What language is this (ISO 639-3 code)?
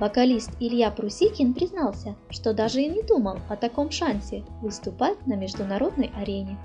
rus